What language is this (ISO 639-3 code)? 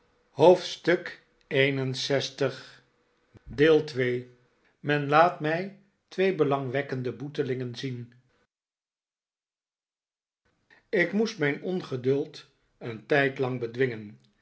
nld